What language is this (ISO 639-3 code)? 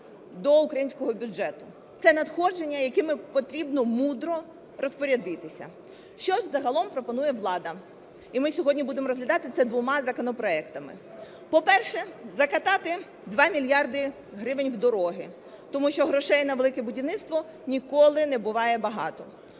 ukr